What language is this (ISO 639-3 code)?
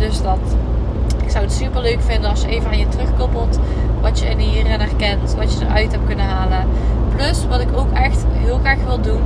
nld